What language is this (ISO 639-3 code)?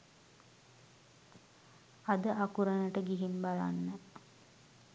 sin